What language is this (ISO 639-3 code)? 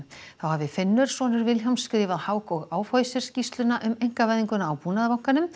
isl